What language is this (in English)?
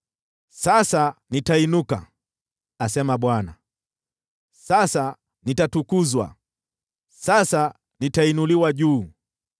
Swahili